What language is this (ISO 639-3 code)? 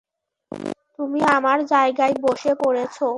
ben